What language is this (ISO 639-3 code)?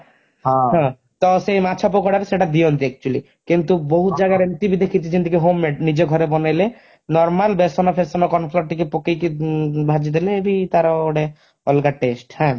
ori